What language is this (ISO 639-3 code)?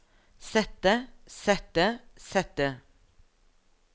nor